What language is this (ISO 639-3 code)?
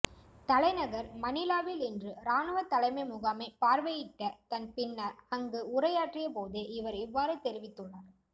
tam